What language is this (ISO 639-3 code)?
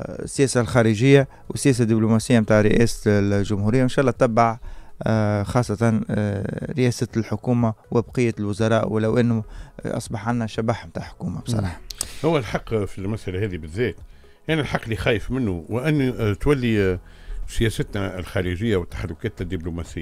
ara